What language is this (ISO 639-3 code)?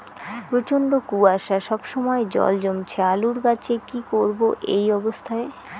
ben